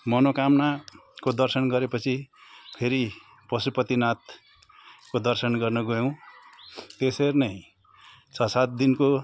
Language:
Nepali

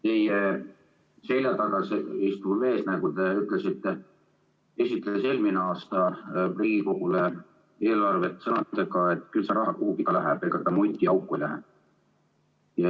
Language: Estonian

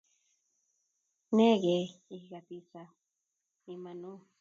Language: Kalenjin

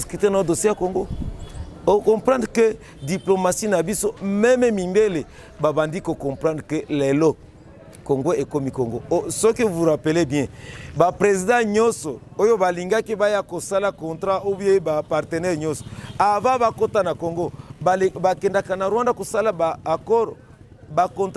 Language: French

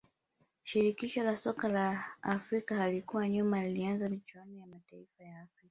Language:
Swahili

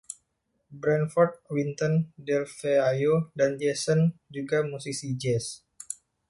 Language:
Indonesian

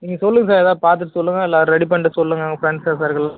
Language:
Tamil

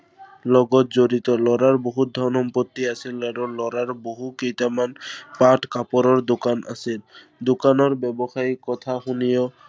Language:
Assamese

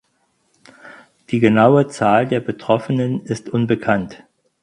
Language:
German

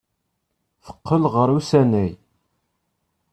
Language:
Kabyle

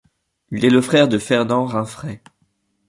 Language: French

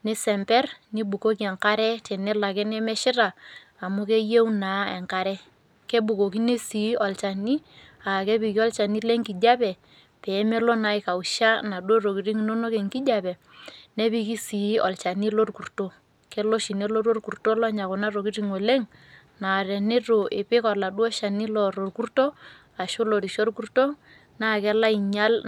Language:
Masai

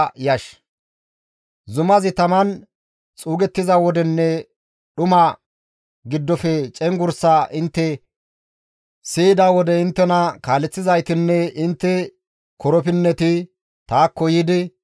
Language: Gamo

